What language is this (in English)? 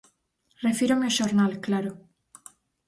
Galician